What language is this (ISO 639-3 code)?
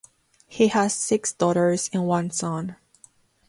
eng